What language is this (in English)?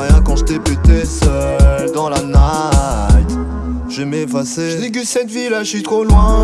French